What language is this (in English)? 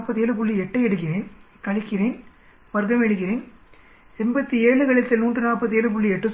Tamil